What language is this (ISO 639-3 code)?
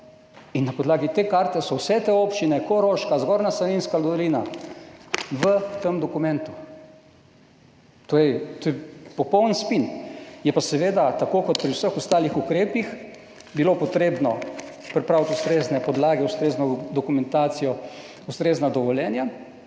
slv